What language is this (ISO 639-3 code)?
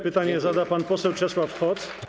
pol